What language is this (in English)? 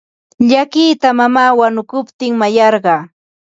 Ambo-Pasco Quechua